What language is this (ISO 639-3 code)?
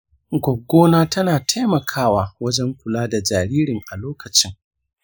hau